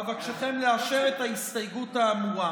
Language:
Hebrew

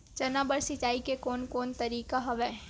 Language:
Chhattisgarhi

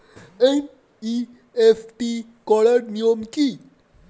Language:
Bangla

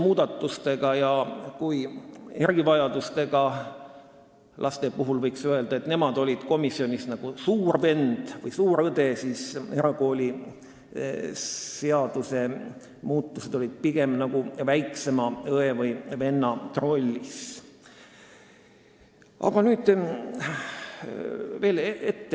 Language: Estonian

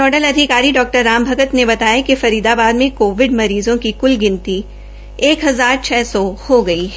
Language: Hindi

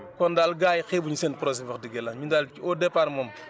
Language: Wolof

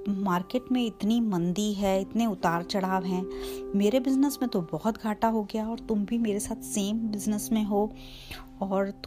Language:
Hindi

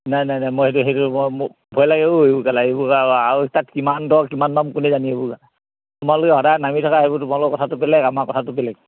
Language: Assamese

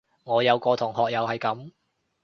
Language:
Cantonese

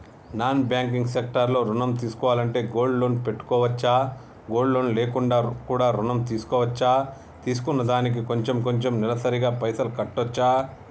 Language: Telugu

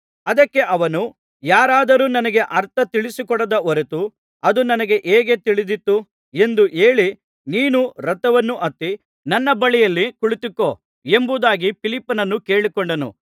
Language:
Kannada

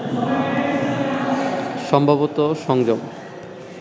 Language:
Bangla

